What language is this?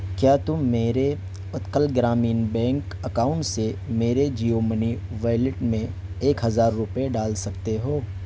Urdu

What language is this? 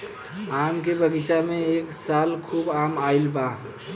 Bhojpuri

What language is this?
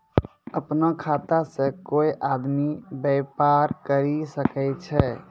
Maithili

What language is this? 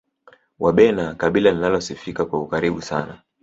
Swahili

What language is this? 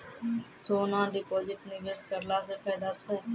Maithili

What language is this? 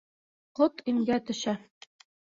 Bashkir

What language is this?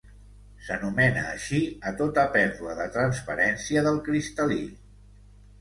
Catalan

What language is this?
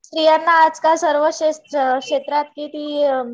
Marathi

